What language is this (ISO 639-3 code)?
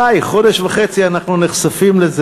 heb